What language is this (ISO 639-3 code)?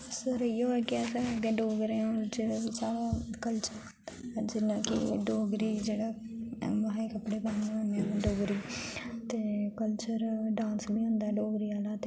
doi